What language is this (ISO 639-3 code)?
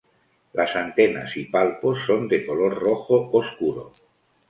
spa